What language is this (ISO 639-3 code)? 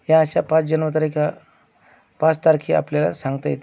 mar